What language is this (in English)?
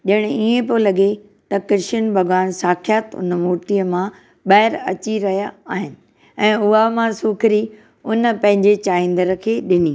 Sindhi